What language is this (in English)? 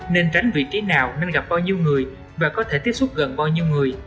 Vietnamese